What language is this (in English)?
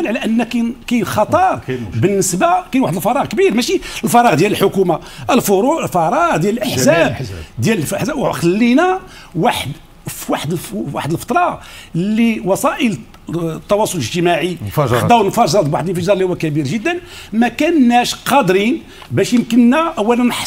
Arabic